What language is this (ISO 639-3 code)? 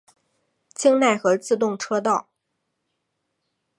zho